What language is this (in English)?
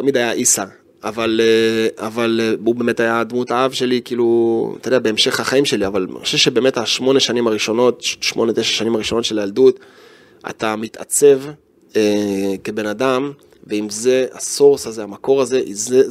Hebrew